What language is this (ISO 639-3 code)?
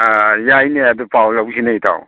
mni